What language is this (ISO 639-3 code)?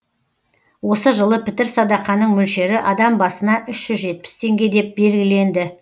kaz